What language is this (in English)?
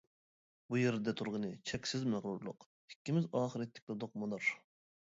Uyghur